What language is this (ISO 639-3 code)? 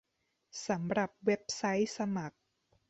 tha